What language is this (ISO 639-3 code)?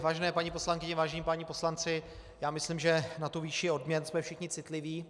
ces